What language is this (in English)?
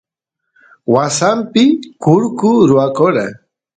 Santiago del Estero Quichua